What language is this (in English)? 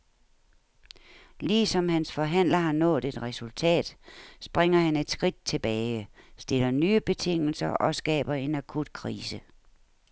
Danish